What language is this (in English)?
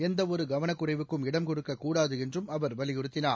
Tamil